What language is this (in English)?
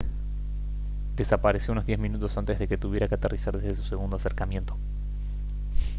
Spanish